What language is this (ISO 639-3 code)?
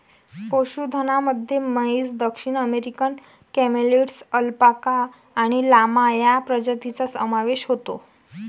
mar